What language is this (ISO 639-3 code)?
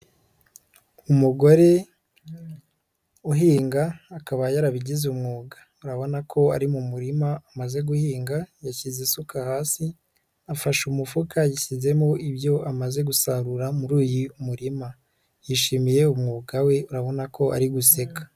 kin